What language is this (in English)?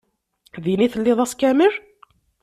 Kabyle